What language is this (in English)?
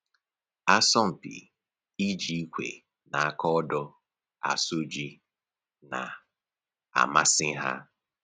Igbo